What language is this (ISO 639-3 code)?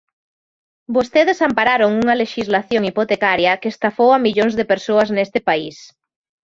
glg